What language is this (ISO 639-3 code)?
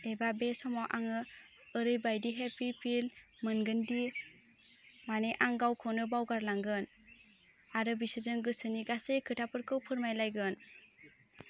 brx